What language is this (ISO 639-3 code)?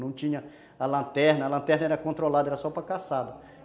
por